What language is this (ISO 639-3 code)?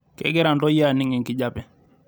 mas